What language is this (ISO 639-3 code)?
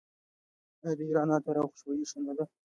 pus